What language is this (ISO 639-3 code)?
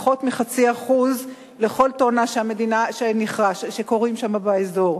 heb